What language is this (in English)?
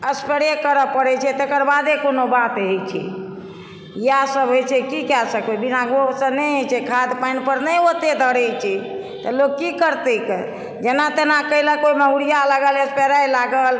Maithili